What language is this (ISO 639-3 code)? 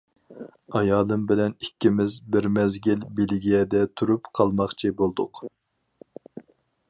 uig